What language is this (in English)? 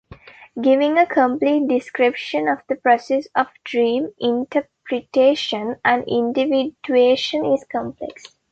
English